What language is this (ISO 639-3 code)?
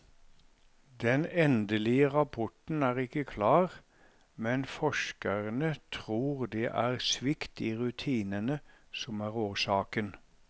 nor